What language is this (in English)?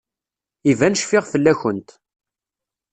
Kabyle